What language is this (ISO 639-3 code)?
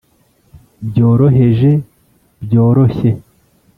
kin